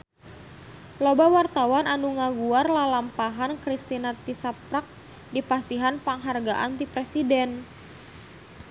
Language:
Sundanese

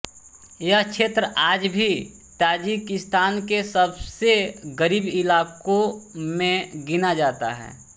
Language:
Hindi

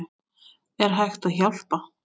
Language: Icelandic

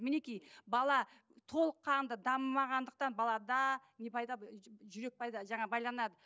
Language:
Kazakh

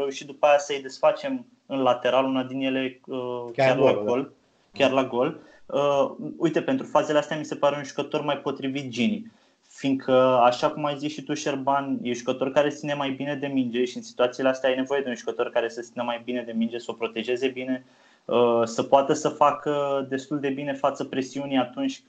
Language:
Romanian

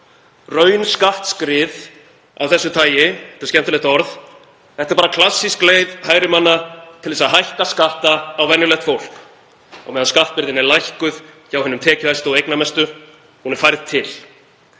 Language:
Icelandic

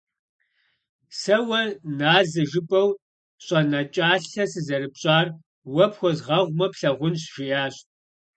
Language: Kabardian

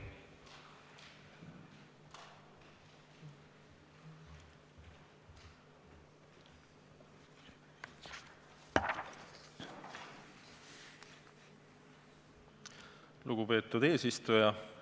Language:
Estonian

